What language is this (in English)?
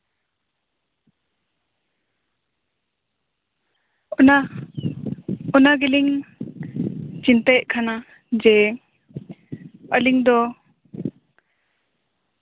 Santali